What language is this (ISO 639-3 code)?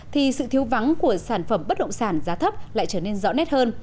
vie